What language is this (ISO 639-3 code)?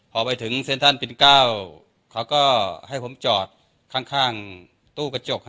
tha